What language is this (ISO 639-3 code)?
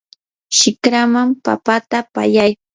qur